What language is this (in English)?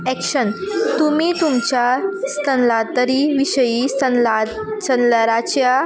Konkani